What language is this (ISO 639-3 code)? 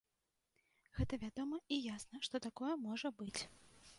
bel